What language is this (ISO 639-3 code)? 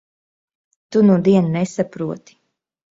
lav